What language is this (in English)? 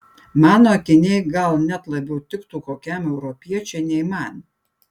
Lithuanian